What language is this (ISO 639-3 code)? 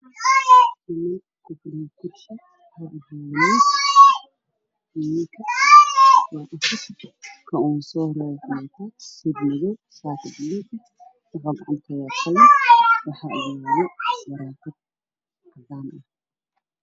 som